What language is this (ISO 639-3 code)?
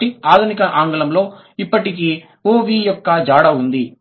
tel